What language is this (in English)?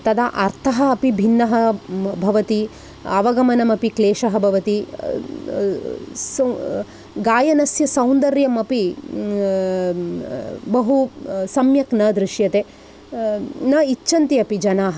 Sanskrit